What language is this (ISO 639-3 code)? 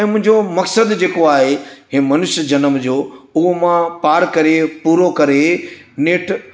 snd